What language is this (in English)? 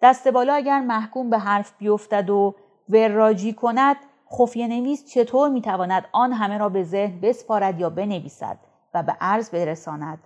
Persian